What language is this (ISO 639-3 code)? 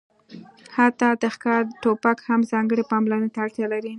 pus